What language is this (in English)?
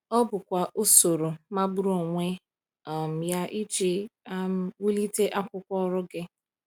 Igbo